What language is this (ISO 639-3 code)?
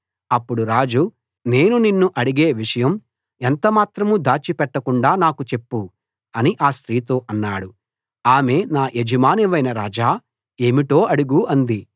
tel